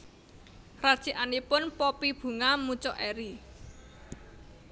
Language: Javanese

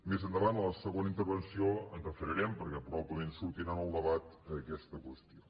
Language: Catalan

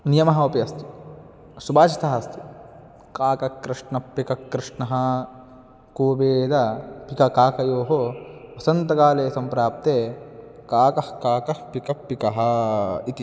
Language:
Sanskrit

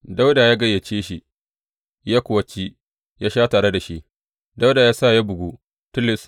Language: Hausa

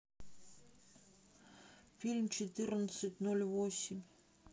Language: Russian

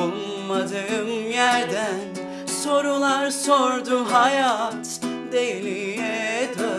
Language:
Turkish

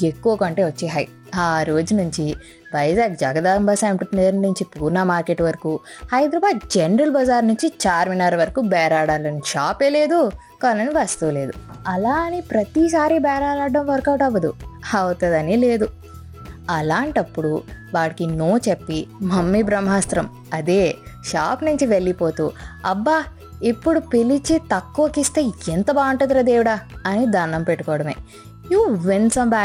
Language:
Telugu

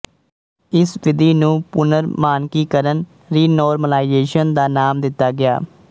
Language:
Punjabi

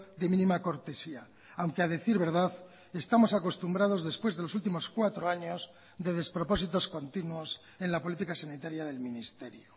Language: Spanish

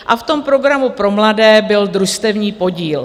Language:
Czech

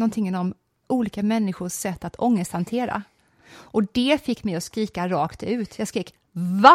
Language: Swedish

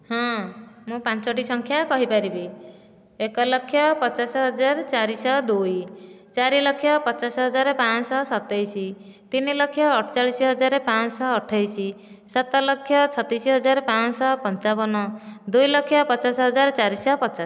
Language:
Odia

